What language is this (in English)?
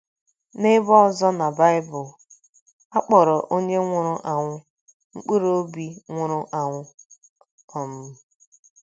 Igbo